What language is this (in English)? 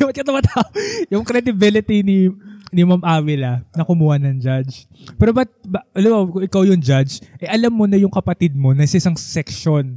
Filipino